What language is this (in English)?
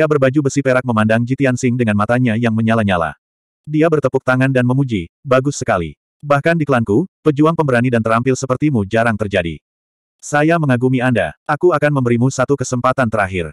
Indonesian